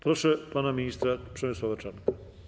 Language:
Polish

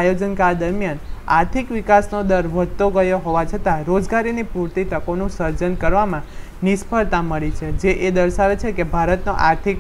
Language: Hindi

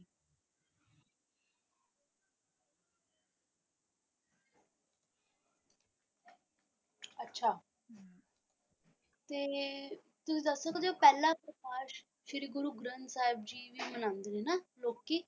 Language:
Punjabi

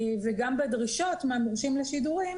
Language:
Hebrew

